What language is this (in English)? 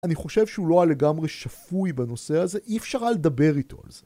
Hebrew